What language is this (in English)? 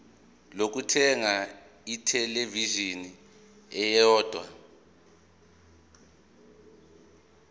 Zulu